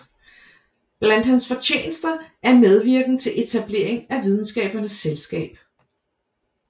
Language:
Danish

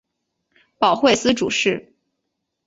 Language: Chinese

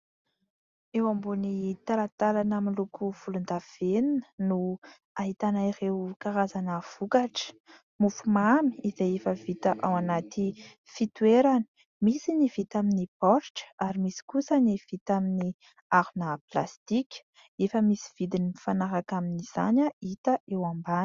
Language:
Malagasy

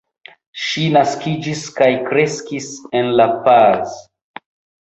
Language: Esperanto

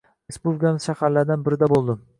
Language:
Uzbek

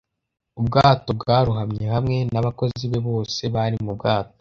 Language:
Kinyarwanda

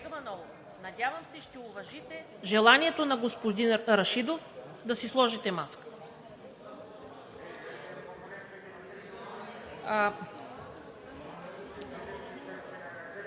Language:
Bulgarian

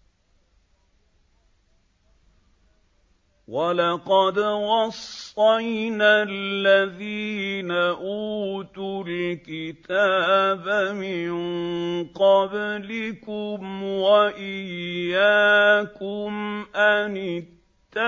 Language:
Arabic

